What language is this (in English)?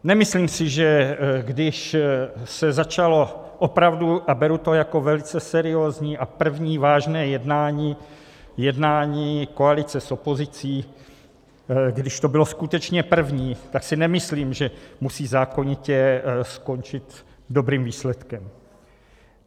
Czech